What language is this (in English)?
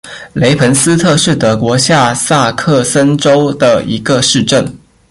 Chinese